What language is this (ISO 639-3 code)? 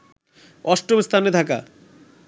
ben